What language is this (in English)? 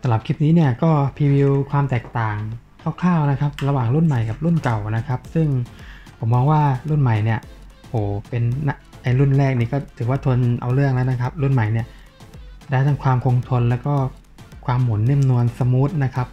Thai